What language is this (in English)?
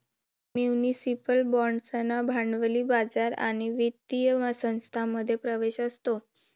Marathi